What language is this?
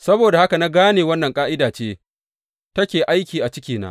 Hausa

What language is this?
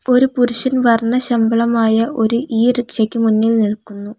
Malayalam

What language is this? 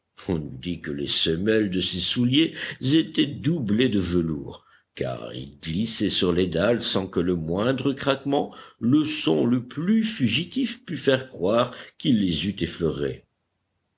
French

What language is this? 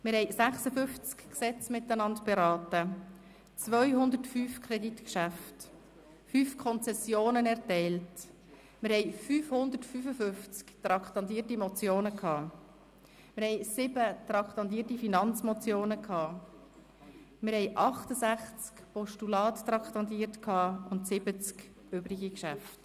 Swiss German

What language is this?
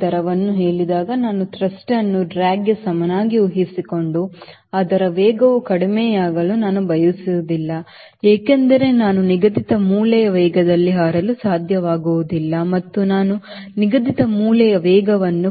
Kannada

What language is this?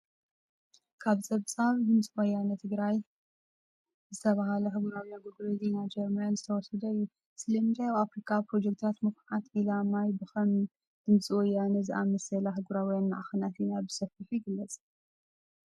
Tigrinya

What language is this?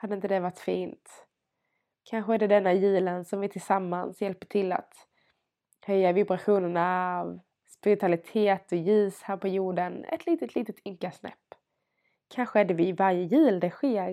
Swedish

